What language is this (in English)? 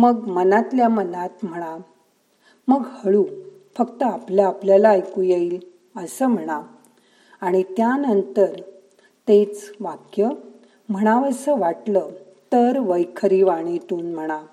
Marathi